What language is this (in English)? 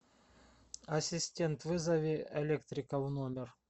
Russian